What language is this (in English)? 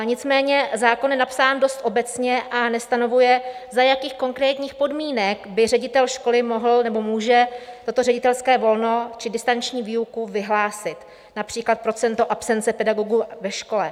Czech